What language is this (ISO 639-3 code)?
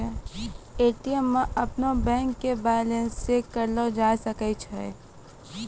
mai